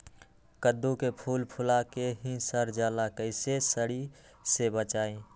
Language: Magahi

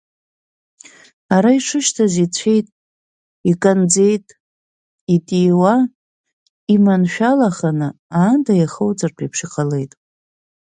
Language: Abkhazian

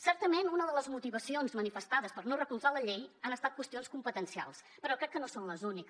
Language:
Catalan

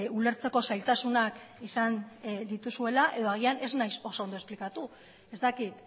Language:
Basque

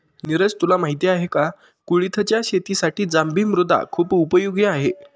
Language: Marathi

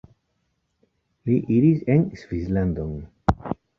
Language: Esperanto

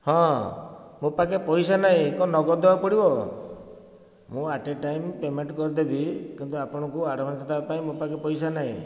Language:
Odia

